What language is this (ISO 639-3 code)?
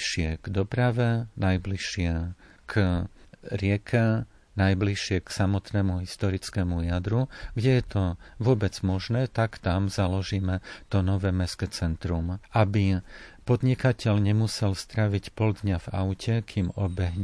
slk